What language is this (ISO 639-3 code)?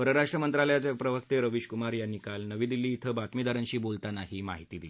mar